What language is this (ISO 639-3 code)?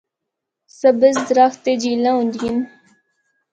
hno